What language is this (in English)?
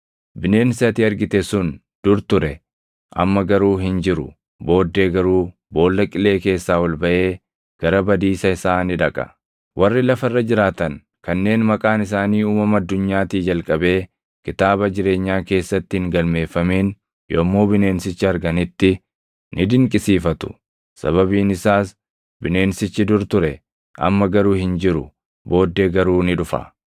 Oromo